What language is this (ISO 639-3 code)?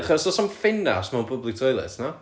cym